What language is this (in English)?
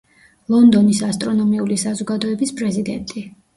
Georgian